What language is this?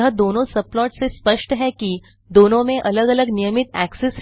Hindi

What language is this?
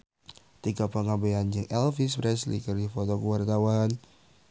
Sundanese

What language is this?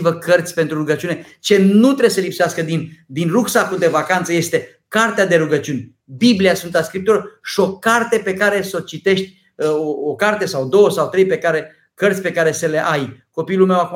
Romanian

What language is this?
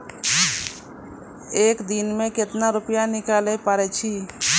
Maithili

